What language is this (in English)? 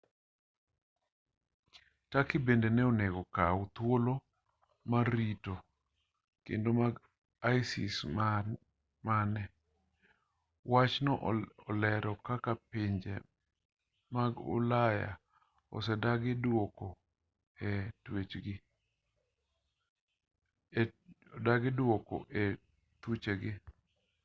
Luo (Kenya and Tanzania)